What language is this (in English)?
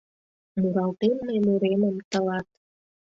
Mari